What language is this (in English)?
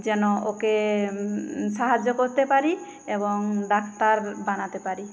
Bangla